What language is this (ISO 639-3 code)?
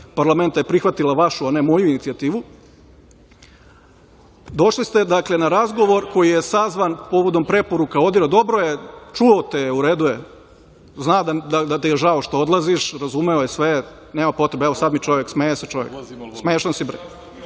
srp